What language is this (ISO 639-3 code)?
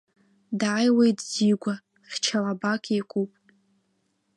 abk